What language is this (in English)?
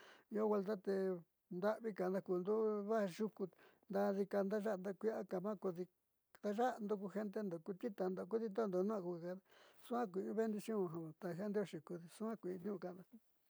Southeastern Nochixtlán Mixtec